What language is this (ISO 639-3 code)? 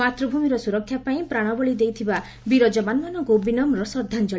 ori